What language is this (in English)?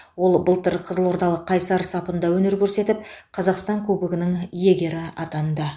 Kazakh